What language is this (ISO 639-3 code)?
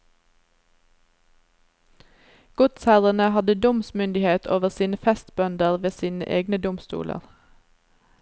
nor